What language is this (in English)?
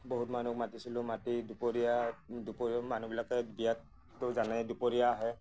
Assamese